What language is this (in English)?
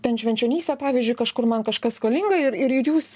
Lithuanian